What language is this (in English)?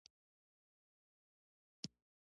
Pashto